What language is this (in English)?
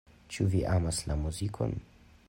Esperanto